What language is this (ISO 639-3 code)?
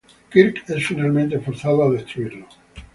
spa